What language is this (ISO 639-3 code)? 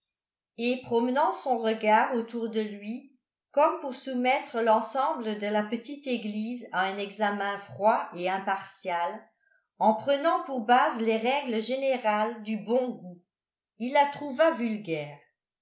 fra